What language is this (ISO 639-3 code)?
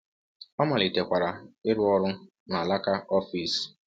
ibo